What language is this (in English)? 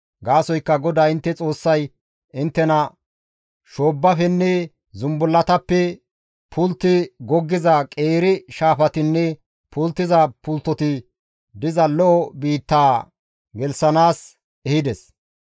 Gamo